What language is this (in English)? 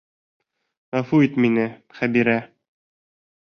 Bashkir